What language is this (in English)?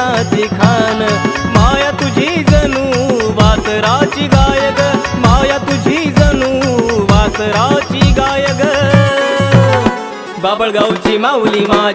English